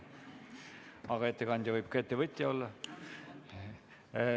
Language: Estonian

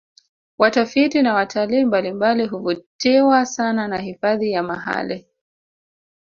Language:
Swahili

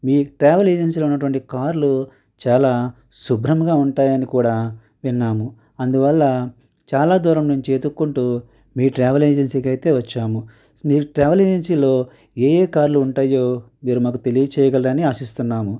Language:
Telugu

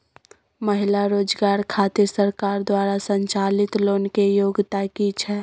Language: Maithili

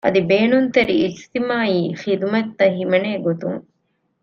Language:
Divehi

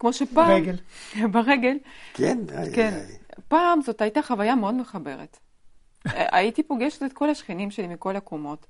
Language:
Hebrew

